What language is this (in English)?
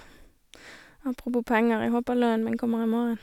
Norwegian